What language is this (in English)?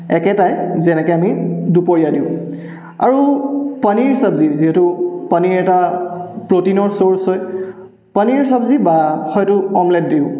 Assamese